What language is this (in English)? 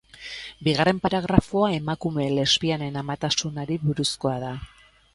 Basque